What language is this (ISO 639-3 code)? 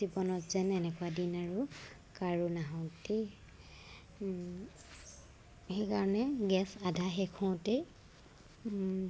asm